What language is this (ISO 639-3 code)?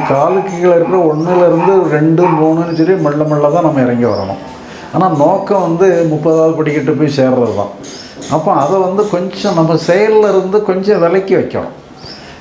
eng